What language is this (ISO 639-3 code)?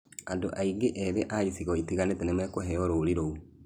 kik